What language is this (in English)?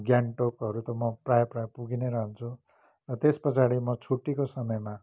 Nepali